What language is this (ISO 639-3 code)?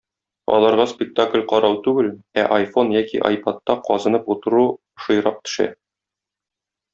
tat